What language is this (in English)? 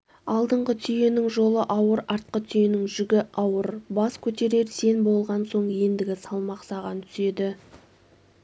Kazakh